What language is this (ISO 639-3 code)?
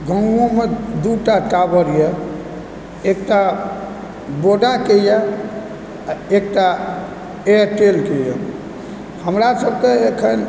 mai